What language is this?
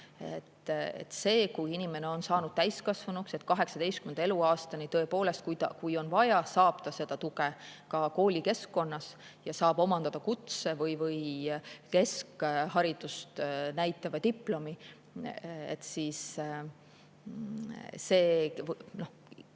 Estonian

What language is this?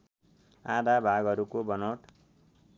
Nepali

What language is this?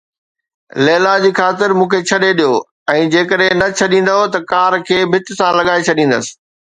Sindhi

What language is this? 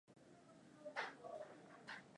Swahili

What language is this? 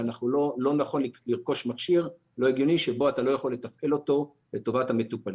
Hebrew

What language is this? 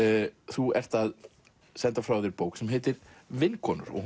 Icelandic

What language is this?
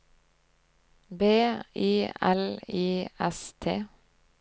Norwegian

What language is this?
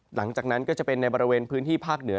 Thai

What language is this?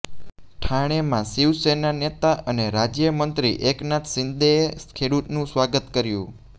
Gujarati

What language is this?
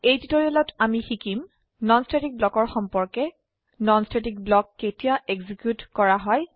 Assamese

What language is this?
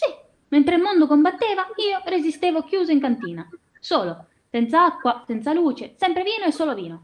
Italian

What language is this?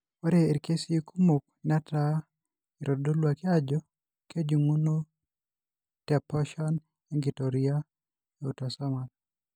Masai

